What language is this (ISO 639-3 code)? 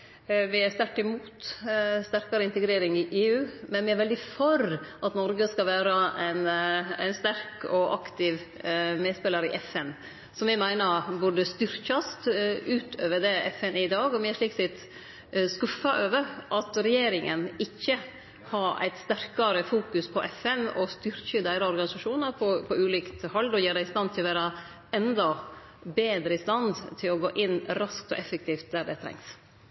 nno